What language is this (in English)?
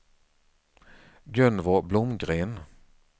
Swedish